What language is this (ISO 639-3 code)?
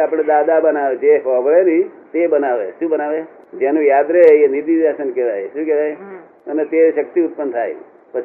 guj